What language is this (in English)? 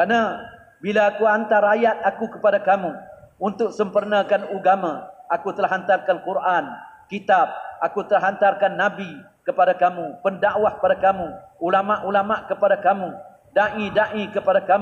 Malay